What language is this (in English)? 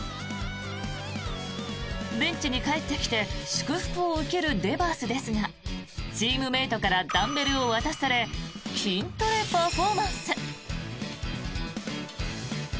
Japanese